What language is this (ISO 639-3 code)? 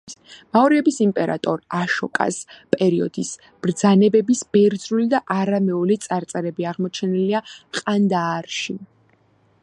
kat